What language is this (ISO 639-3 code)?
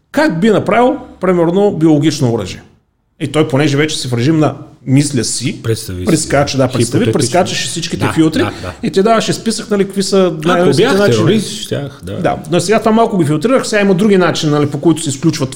bul